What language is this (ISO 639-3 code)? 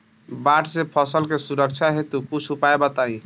bho